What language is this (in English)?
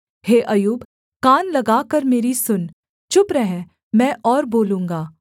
Hindi